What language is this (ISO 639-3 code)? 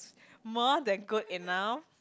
eng